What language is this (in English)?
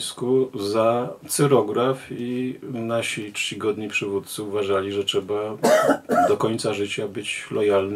Polish